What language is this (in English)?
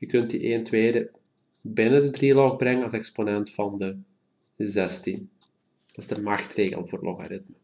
Dutch